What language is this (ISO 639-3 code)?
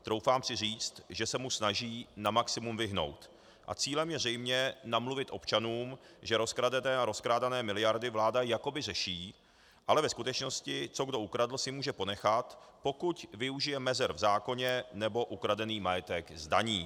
ces